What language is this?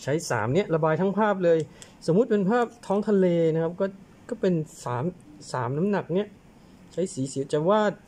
Thai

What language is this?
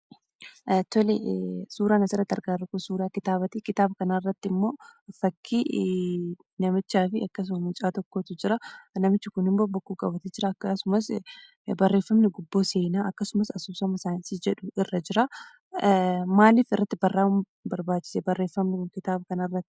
Oromo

